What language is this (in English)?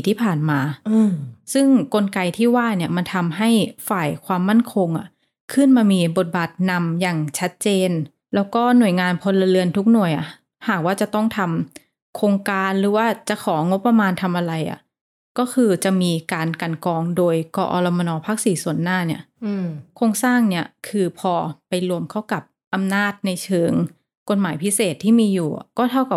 Thai